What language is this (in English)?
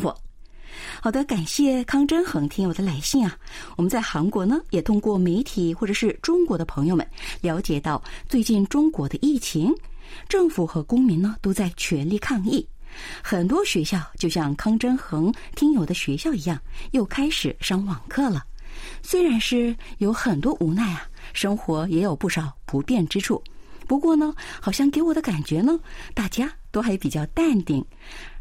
Chinese